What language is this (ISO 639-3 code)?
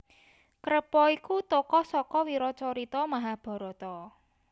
jav